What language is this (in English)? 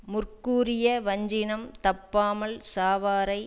Tamil